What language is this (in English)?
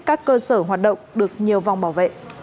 Vietnamese